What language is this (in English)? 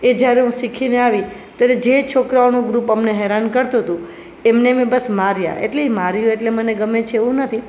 Gujarati